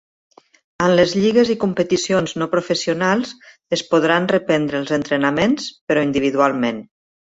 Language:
Catalan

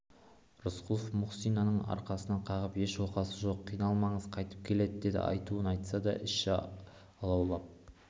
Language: Kazakh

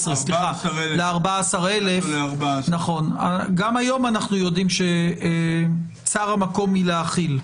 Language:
Hebrew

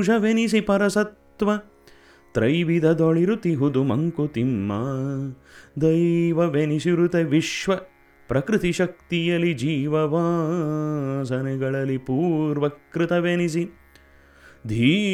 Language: Kannada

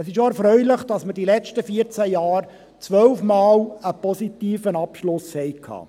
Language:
Swiss German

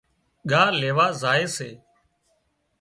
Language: Wadiyara Koli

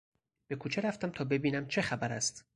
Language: Persian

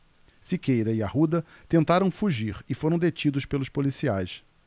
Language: Portuguese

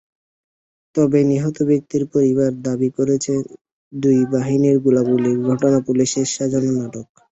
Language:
Bangla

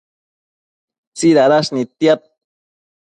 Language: Matsés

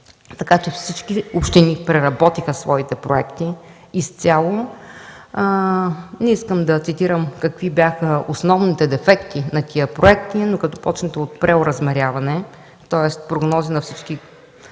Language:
Bulgarian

